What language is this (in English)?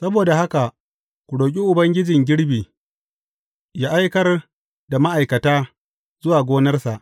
Hausa